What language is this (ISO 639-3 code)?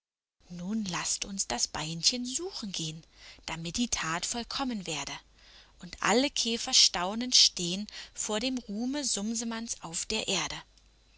deu